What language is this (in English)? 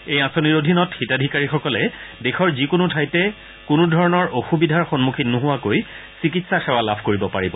Assamese